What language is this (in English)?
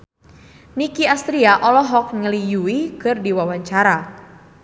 Sundanese